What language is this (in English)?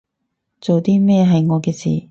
Cantonese